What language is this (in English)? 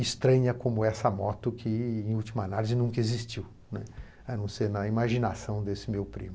Portuguese